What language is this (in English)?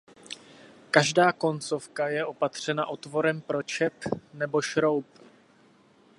Czech